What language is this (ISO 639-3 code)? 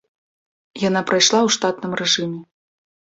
bel